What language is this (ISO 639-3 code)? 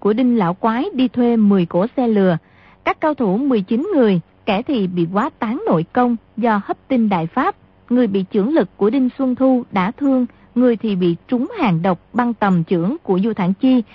vie